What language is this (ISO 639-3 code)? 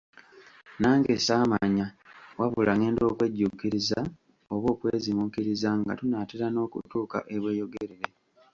lug